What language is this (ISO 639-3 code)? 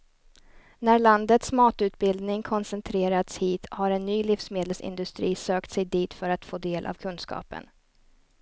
swe